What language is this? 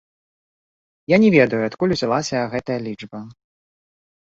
Belarusian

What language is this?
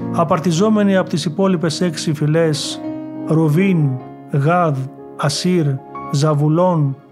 Greek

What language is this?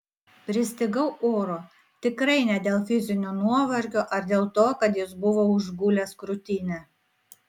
Lithuanian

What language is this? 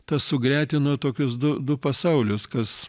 Lithuanian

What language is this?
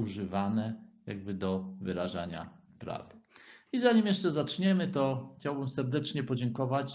Polish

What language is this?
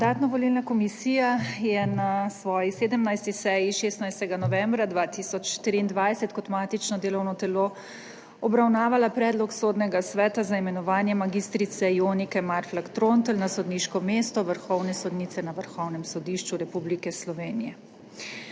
Slovenian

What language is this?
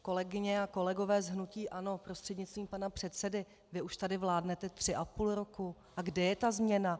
Czech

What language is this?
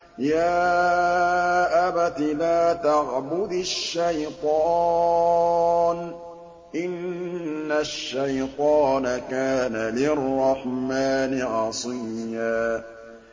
Arabic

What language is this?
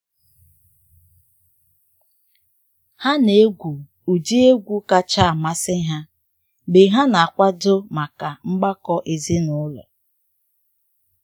Igbo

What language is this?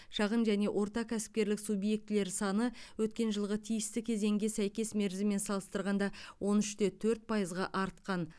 Kazakh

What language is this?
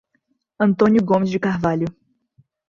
Portuguese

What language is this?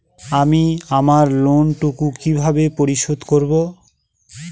Bangla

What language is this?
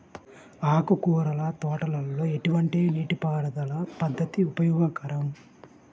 Telugu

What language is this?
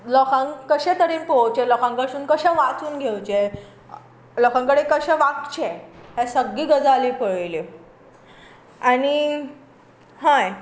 Konkani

